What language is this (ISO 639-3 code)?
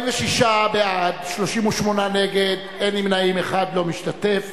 heb